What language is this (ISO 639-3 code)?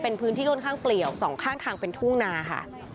tha